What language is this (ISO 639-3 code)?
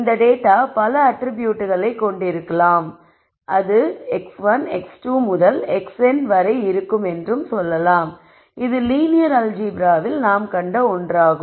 tam